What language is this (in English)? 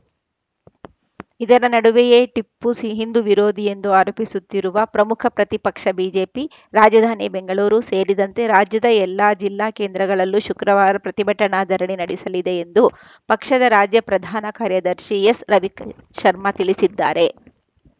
Kannada